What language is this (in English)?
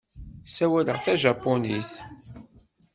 Kabyle